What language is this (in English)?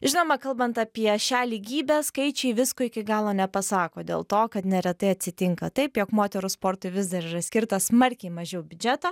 Lithuanian